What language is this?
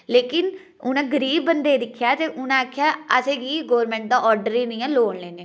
Dogri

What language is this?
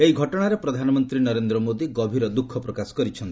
Odia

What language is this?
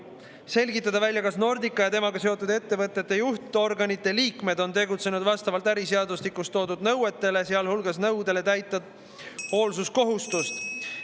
Estonian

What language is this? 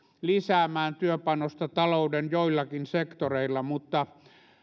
Finnish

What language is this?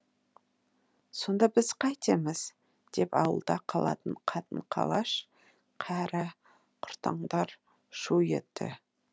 Kazakh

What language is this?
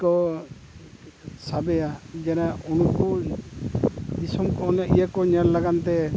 Santali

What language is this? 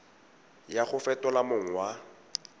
Tswana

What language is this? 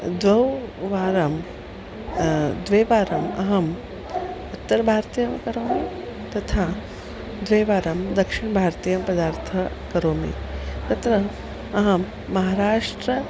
Sanskrit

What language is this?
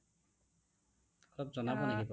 Assamese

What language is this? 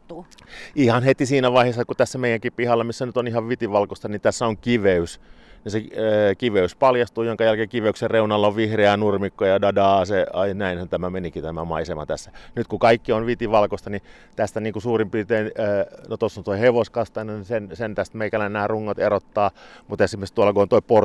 Finnish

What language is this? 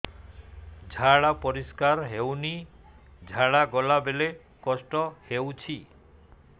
Odia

